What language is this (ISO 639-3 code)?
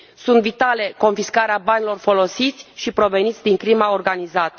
ron